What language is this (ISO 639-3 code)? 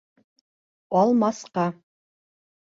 bak